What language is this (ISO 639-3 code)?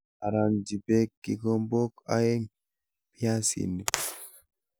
kln